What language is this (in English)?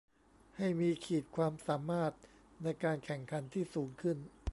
Thai